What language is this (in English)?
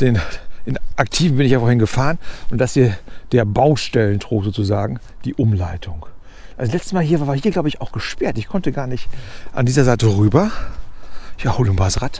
German